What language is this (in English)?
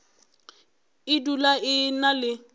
Northern Sotho